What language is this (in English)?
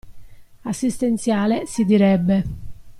Italian